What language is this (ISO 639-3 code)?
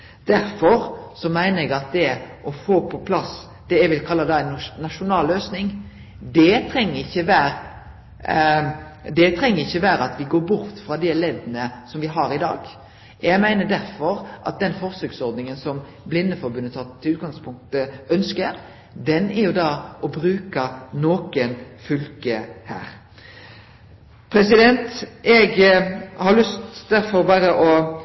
nno